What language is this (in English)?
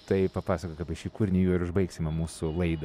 Lithuanian